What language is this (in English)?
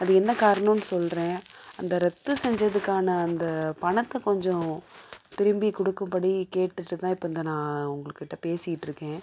Tamil